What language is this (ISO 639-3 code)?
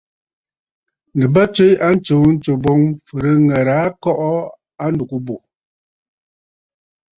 bfd